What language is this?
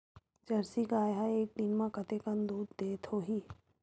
Chhattisgarhi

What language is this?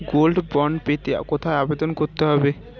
Bangla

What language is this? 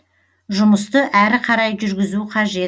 Kazakh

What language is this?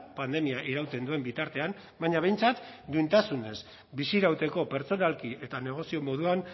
Basque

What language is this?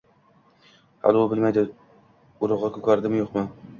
Uzbek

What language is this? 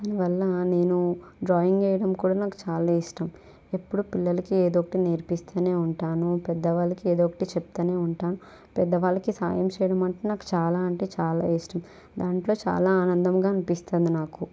Telugu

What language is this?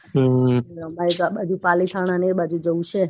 Gujarati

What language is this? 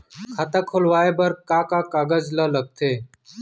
Chhattisgarhi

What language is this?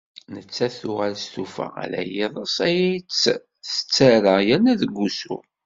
Kabyle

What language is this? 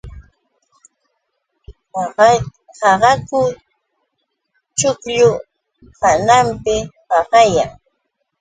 Yauyos Quechua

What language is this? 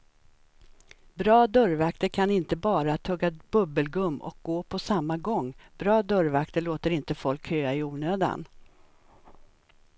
Swedish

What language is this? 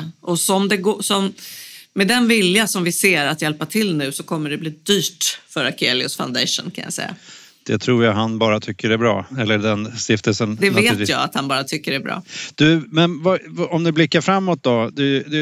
Swedish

